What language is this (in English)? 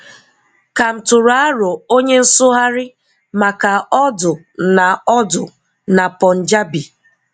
Igbo